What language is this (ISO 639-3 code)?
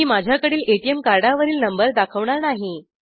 mar